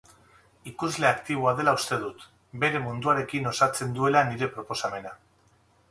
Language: Basque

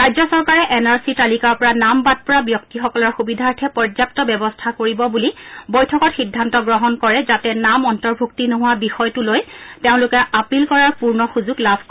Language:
Assamese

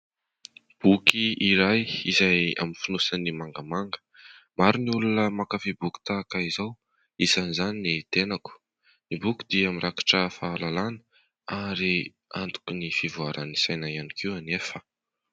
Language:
Malagasy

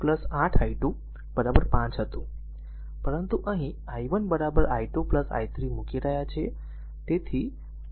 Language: Gujarati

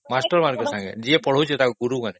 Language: Odia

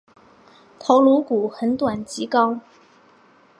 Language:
Chinese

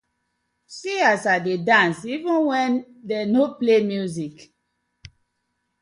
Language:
Nigerian Pidgin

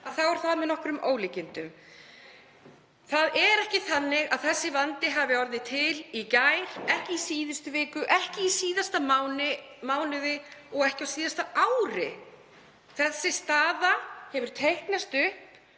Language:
Icelandic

